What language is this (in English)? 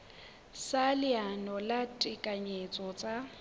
Southern Sotho